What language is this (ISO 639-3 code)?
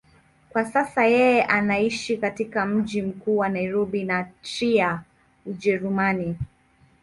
swa